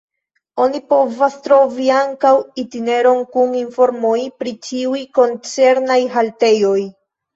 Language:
Esperanto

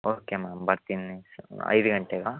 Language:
Kannada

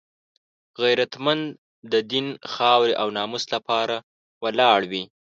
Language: Pashto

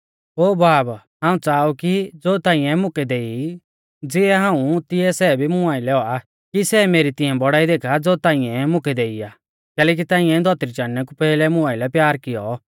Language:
Mahasu Pahari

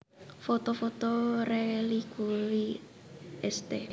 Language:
Javanese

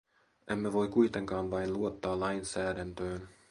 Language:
Finnish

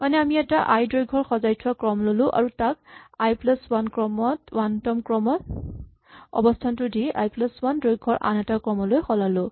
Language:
Assamese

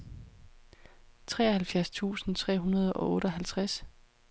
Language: Danish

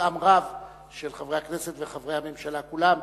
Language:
Hebrew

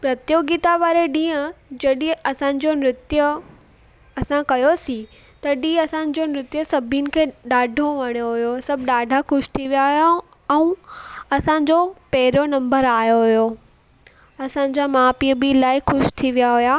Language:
Sindhi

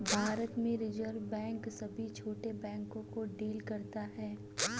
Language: Hindi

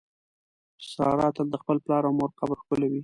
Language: Pashto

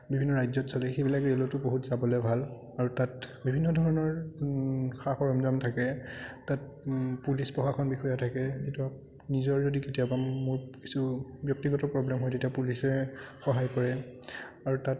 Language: Assamese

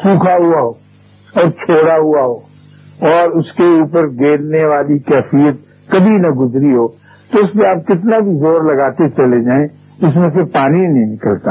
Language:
Urdu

